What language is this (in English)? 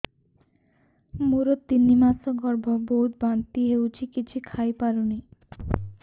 Odia